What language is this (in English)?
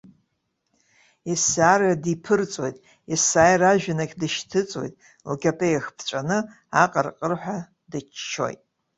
Abkhazian